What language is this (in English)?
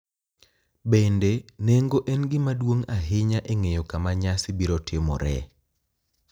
Luo (Kenya and Tanzania)